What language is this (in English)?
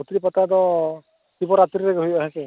Santali